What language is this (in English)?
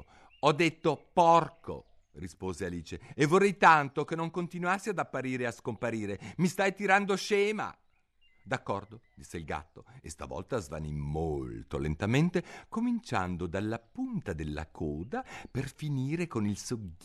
Italian